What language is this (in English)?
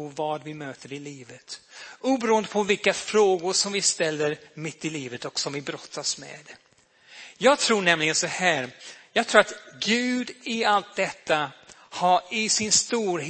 Swedish